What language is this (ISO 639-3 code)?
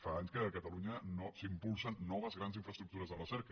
cat